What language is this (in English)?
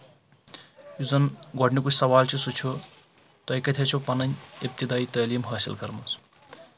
Kashmiri